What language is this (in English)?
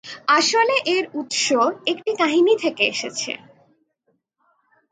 Bangla